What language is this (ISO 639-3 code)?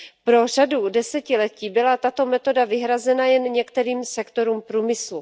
ces